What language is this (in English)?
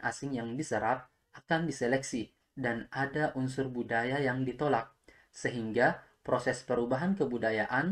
Indonesian